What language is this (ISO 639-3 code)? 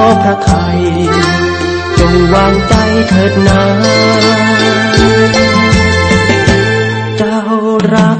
tha